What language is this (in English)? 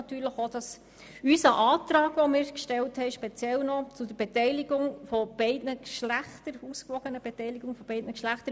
Swiss German